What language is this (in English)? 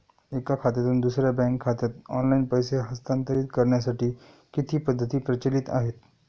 Marathi